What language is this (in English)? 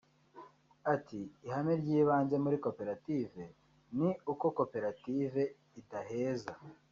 Kinyarwanda